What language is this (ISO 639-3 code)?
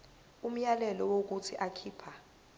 zul